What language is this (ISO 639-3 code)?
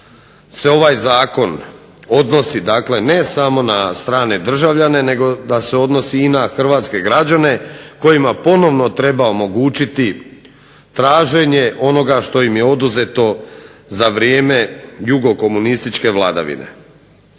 hrv